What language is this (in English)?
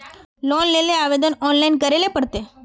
Magahi